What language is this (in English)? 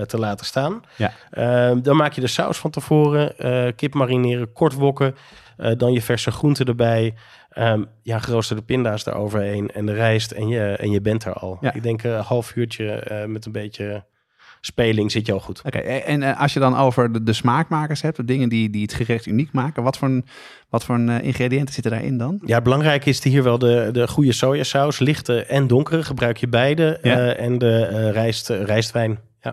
Dutch